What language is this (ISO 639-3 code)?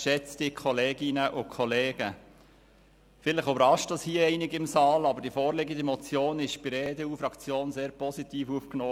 gsw